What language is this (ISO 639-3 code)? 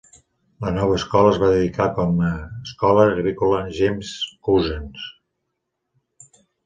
cat